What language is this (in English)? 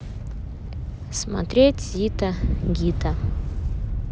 Russian